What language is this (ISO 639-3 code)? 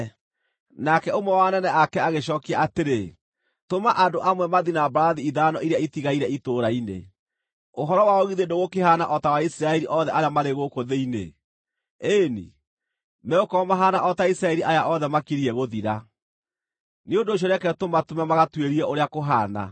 kik